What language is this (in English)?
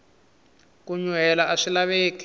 Tsonga